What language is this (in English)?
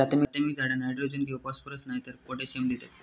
Marathi